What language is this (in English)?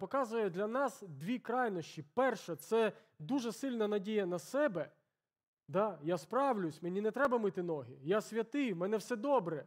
Ukrainian